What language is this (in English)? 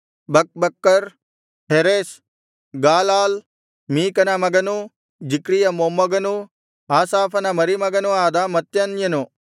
Kannada